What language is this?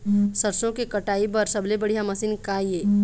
Chhattisgarhi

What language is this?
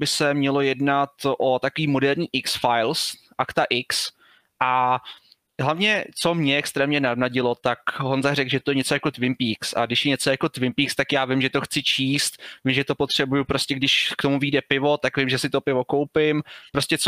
Czech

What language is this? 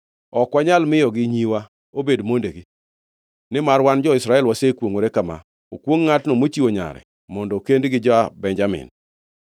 Luo (Kenya and Tanzania)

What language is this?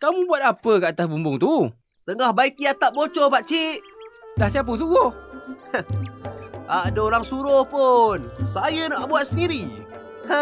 Malay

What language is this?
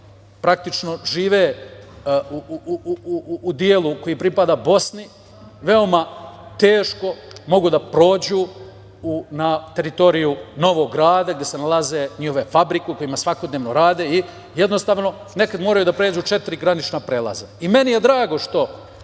Serbian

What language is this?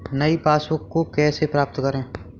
Hindi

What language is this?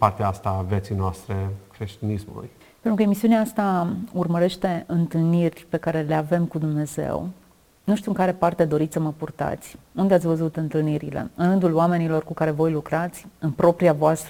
Romanian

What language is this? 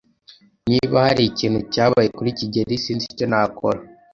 Kinyarwanda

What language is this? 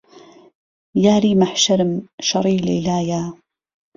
Central Kurdish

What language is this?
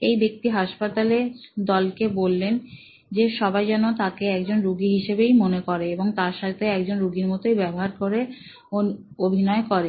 Bangla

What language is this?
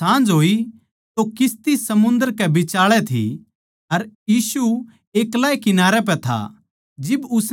Haryanvi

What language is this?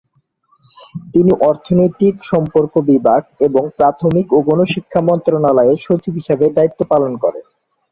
Bangla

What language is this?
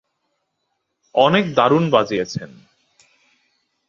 Bangla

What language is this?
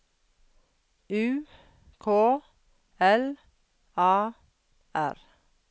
Norwegian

